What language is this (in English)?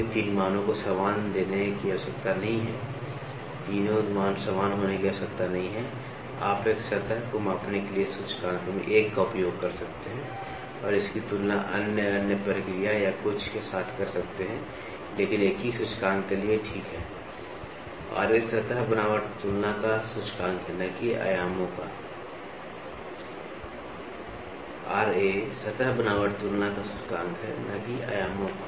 Hindi